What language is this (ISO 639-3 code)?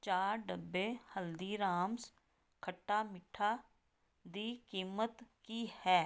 pan